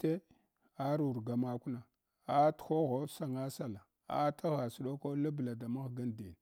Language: Hwana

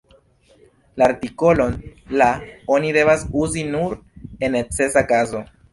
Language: Esperanto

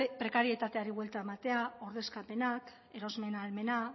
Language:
Basque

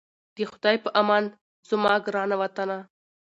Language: Pashto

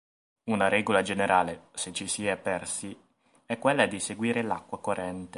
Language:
Italian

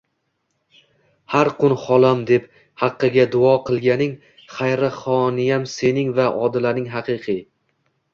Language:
Uzbek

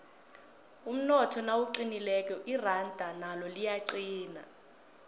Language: South Ndebele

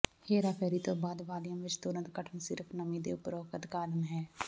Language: Punjabi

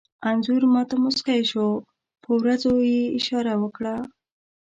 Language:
Pashto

